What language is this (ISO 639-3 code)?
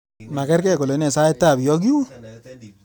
kln